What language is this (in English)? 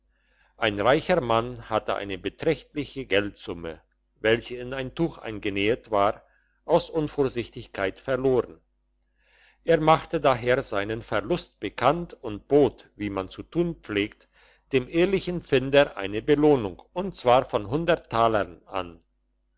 German